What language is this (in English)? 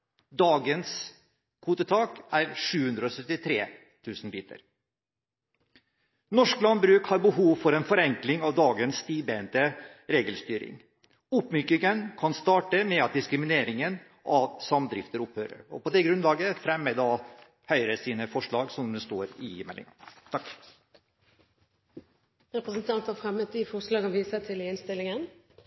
Norwegian Bokmål